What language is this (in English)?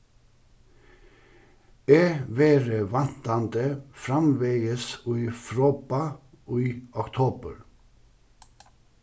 Faroese